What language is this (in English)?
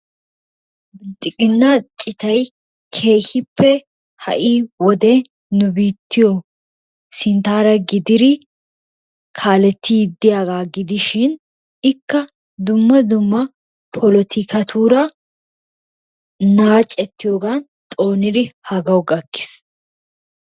Wolaytta